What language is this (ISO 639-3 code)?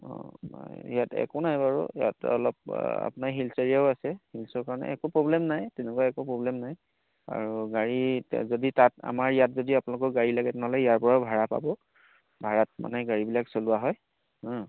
asm